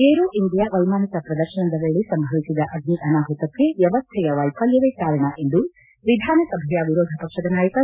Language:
Kannada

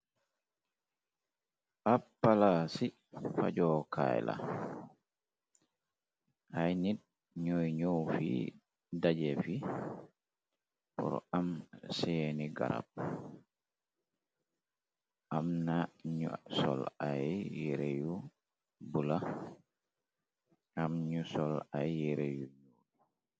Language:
Wolof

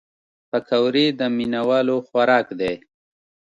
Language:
Pashto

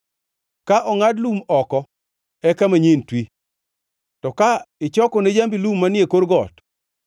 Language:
Luo (Kenya and Tanzania)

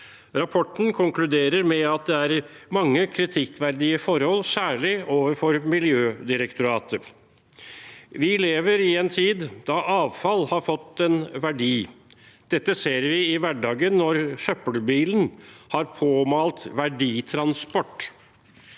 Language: Norwegian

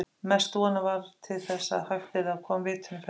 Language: Icelandic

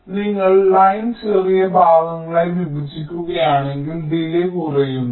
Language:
Malayalam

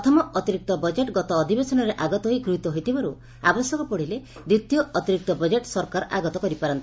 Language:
Odia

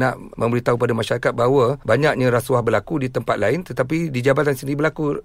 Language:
Malay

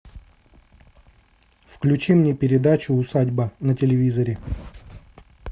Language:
Russian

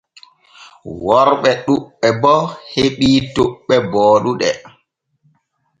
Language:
Borgu Fulfulde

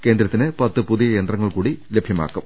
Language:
Malayalam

